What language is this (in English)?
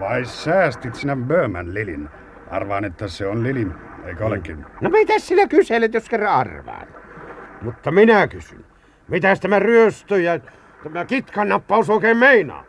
Finnish